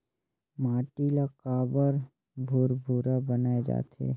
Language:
Chhattisgarhi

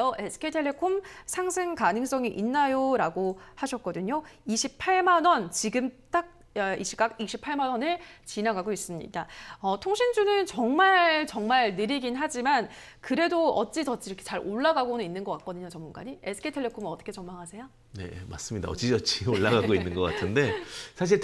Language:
Korean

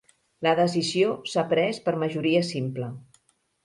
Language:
Catalan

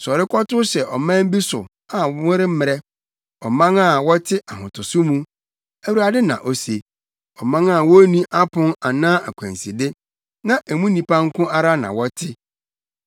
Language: Akan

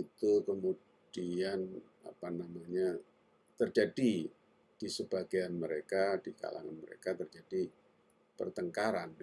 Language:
Indonesian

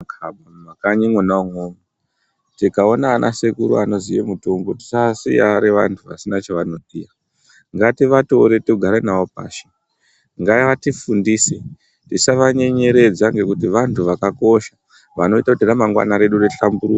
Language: Ndau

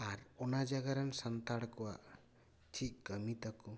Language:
Santali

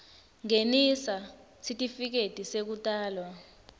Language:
Swati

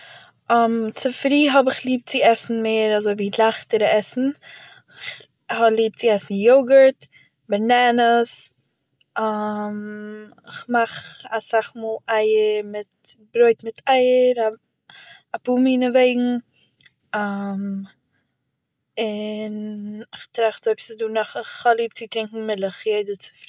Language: Yiddish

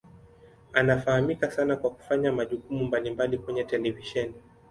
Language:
Swahili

